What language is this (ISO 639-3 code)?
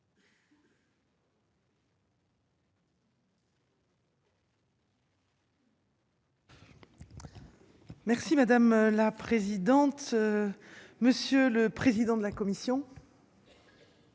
fra